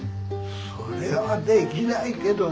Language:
Japanese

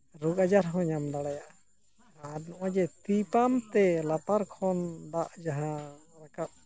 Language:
Santali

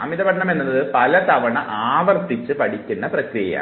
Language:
Malayalam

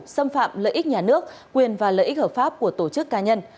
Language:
Vietnamese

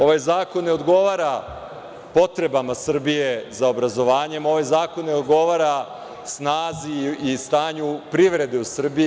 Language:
Serbian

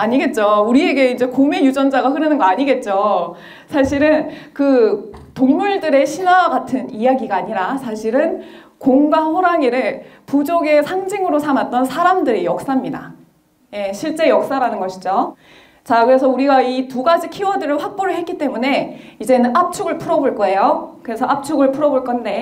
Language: Korean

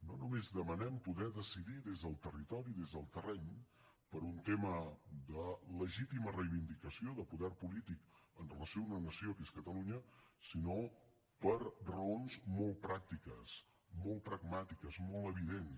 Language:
Catalan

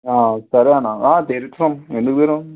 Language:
Telugu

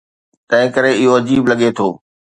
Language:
Sindhi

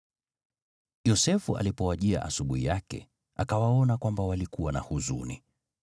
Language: Swahili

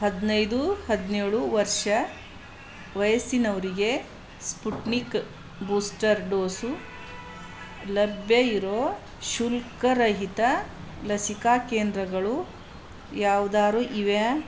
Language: Kannada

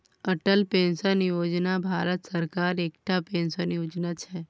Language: Maithili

